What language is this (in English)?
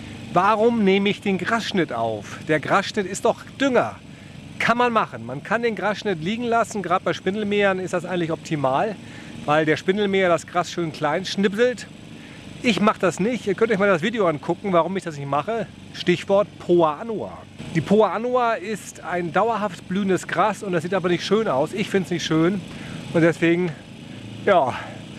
German